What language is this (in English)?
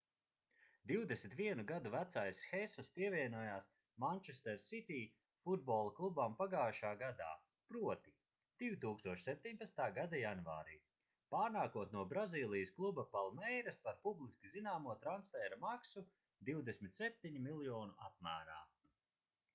Latvian